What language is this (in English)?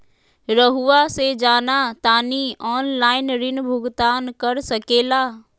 Magahi